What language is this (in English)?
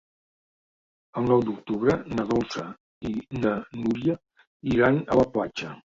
Catalan